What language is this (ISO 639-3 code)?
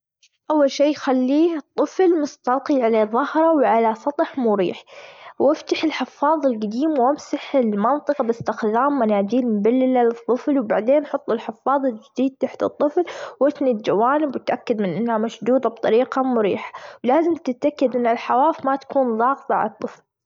afb